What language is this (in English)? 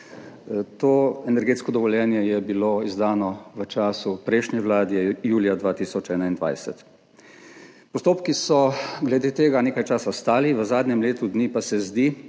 Slovenian